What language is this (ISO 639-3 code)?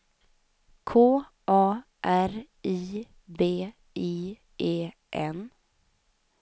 swe